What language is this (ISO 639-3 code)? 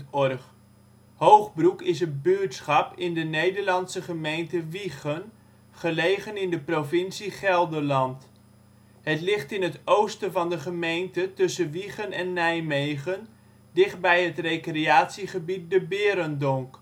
nld